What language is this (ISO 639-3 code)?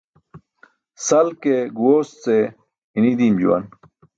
bsk